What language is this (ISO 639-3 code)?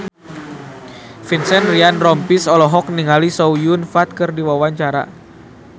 sun